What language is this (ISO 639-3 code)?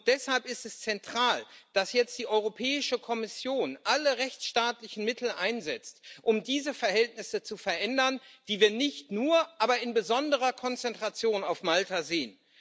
deu